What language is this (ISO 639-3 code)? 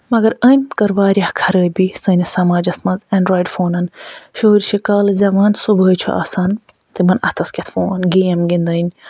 kas